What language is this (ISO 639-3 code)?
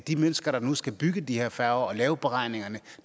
dan